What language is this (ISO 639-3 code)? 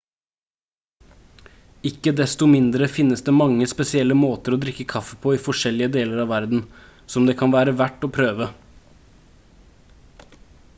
nob